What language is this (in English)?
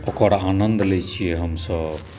Maithili